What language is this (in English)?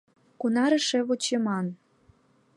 Mari